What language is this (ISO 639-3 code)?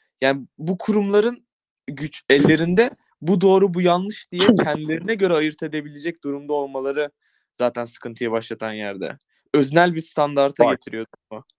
tur